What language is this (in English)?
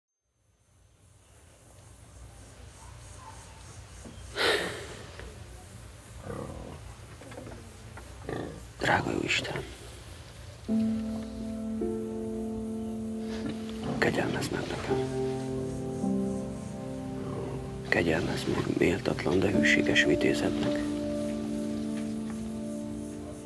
Hungarian